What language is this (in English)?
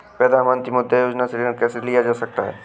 Hindi